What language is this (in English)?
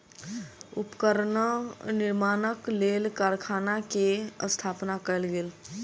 Maithili